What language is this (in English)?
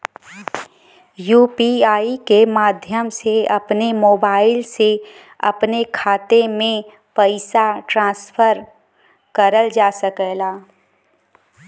Bhojpuri